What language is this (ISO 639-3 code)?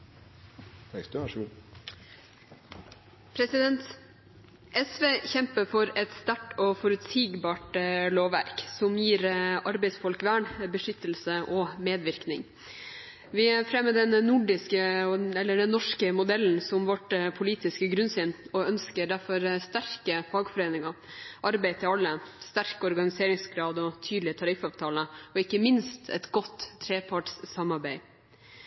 nor